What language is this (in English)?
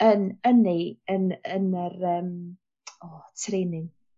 Welsh